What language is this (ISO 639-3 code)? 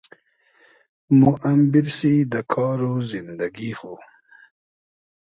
haz